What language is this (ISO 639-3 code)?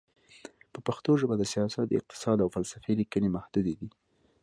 pus